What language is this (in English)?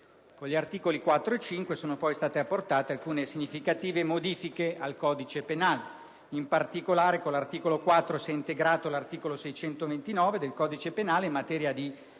Italian